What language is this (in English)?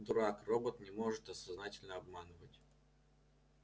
Russian